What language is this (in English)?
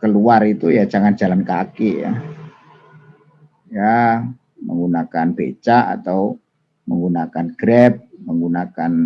Indonesian